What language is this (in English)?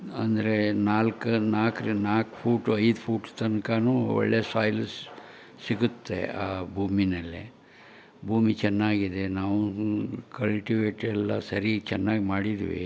Kannada